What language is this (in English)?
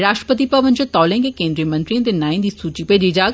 Dogri